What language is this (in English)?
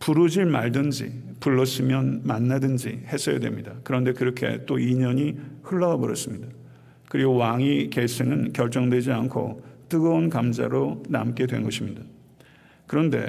Korean